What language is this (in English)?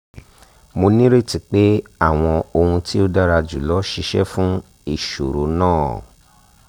Yoruba